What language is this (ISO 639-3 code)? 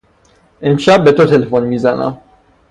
fas